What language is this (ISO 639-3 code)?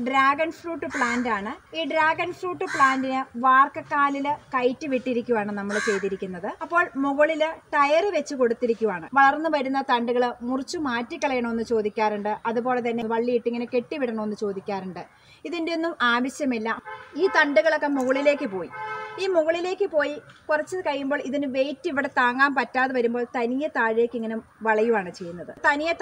tur